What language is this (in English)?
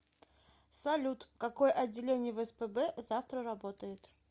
Russian